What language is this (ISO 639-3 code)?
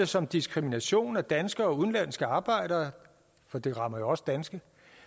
dan